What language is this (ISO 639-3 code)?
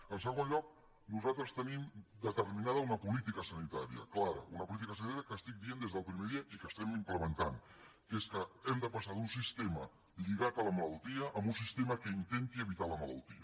cat